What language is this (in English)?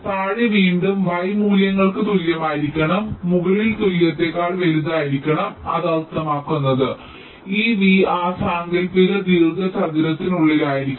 Malayalam